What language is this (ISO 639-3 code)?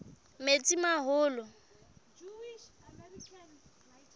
sot